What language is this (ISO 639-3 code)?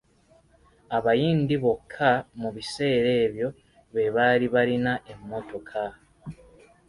lug